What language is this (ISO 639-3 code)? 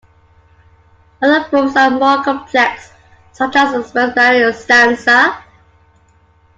eng